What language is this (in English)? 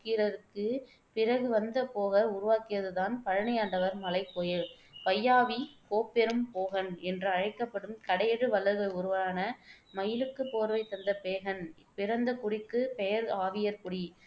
Tamil